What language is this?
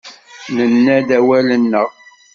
Kabyle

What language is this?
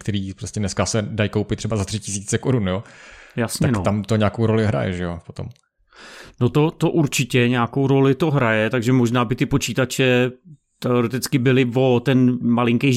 Czech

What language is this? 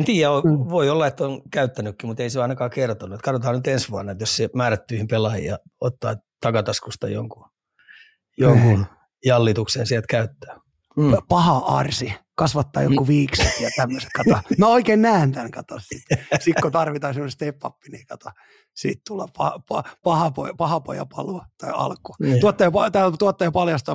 Finnish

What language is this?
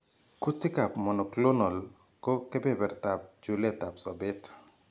Kalenjin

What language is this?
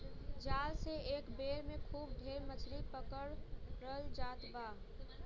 Bhojpuri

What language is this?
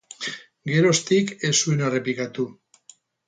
Basque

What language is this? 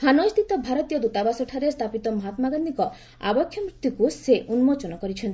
Odia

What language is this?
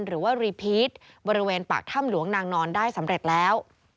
Thai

